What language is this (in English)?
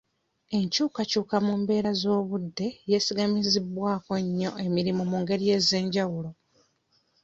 Ganda